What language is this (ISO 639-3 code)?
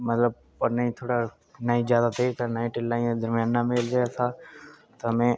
doi